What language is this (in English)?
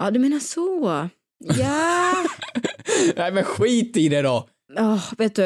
Swedish